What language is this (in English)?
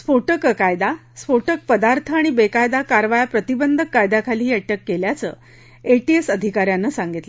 Marathi